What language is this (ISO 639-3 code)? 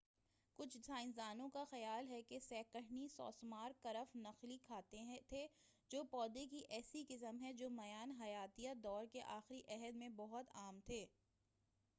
urd